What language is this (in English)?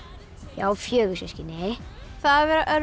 Icelandic